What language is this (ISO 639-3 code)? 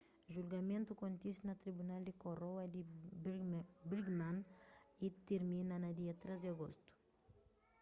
kea